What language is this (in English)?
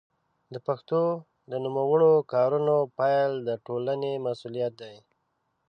Pashto